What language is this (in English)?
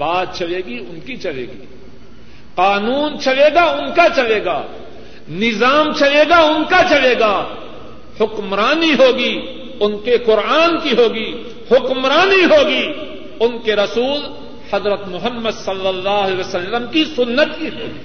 Urdu